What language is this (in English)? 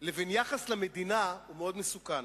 Hebrew